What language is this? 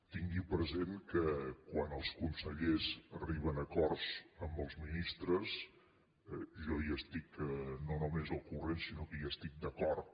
Catalan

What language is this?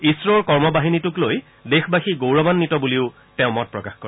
Assamese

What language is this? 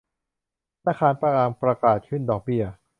Thai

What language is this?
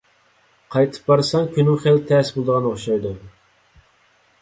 Uyghur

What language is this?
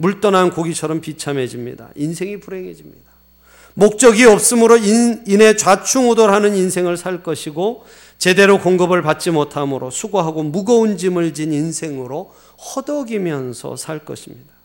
Korean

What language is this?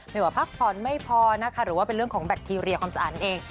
Thai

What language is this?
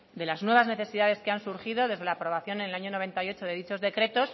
Spanish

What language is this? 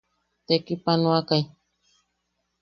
Yaqui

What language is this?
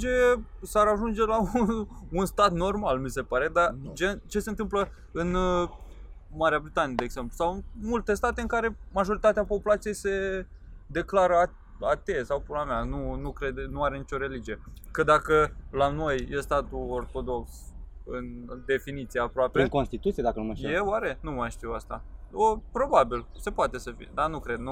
Romanian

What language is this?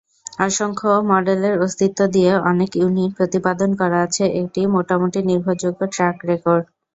Bangla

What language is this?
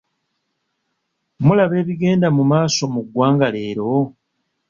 Ganda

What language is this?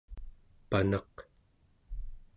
Central Yupik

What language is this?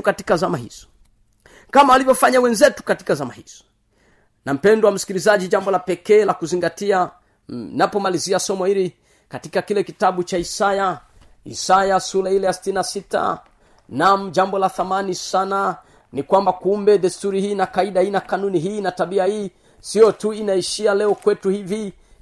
Swahili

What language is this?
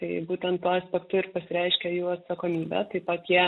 Lithuanian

